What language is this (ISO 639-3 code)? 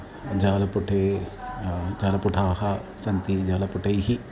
san